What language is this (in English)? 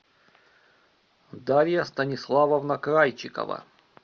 Russian